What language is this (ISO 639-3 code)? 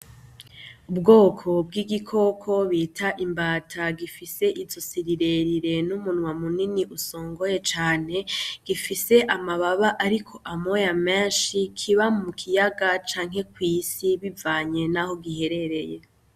run